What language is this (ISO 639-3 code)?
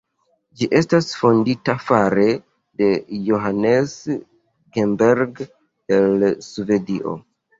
epo